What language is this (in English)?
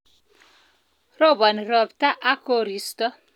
Kalenjin